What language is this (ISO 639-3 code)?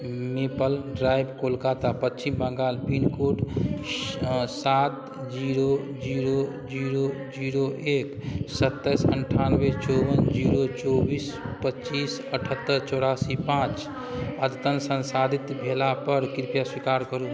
mai